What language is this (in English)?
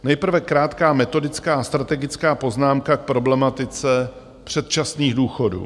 Czech